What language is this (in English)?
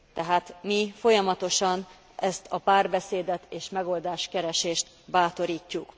Hungarian